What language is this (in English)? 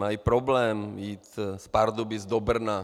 Czech